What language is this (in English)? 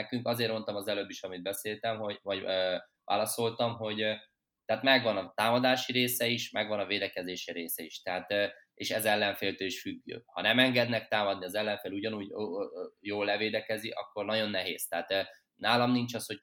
Hungarian